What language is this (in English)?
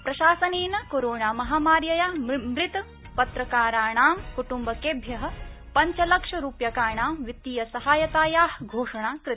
Sanskrit